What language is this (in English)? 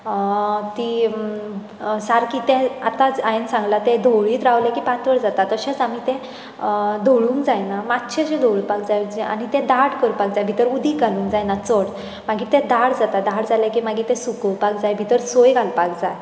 Konkani